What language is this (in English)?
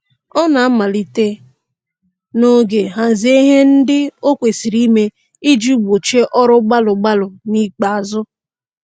Igbo